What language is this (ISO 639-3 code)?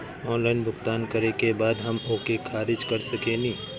bho